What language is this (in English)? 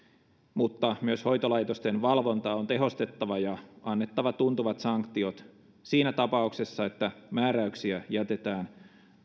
Finnish